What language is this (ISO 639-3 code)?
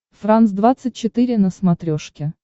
rus